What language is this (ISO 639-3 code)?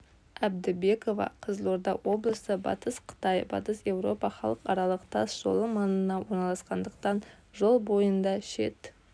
kaz